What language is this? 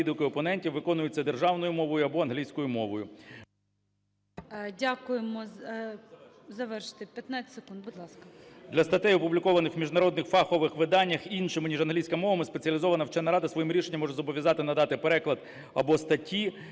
Ukrainian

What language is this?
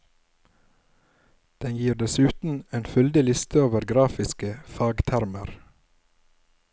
Norwegian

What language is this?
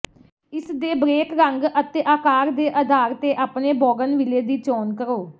Punjabi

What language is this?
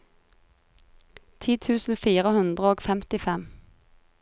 Norwegian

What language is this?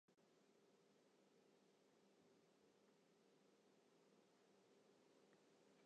Western Frisian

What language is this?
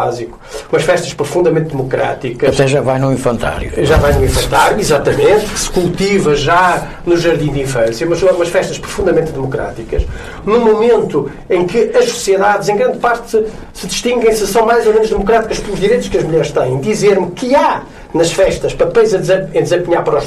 Portuguese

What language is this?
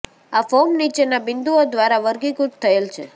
Gujarati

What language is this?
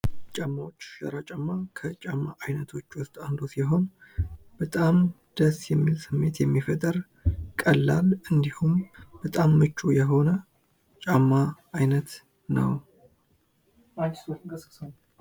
Amharic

